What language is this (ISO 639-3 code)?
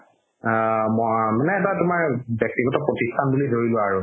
asm